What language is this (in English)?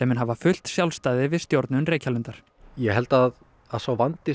Icelandic